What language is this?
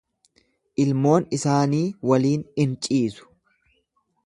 Oromo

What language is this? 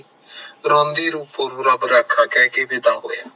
Punjabi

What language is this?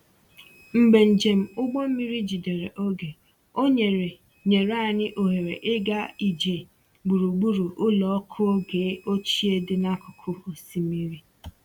Igbo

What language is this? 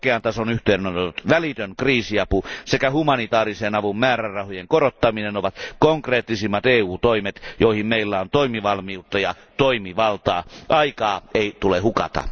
Finnish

